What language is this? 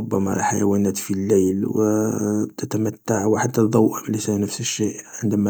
Algerian Arabic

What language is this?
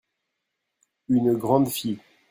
French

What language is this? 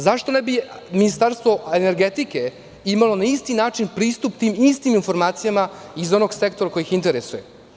Serbian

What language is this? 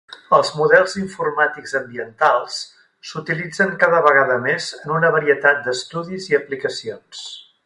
Catalan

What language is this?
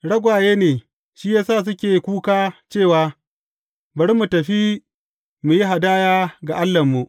Hausa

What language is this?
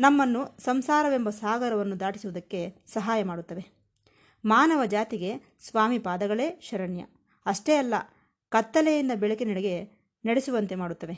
Kannada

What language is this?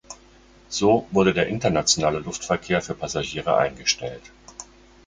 German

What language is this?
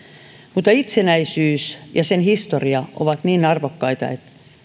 Finnish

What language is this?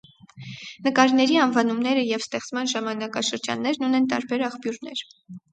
Armenian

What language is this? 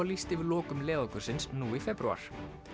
Icelandic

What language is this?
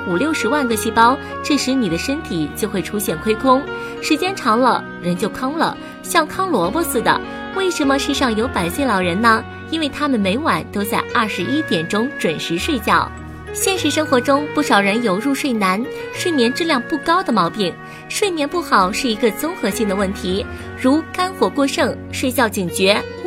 Chinese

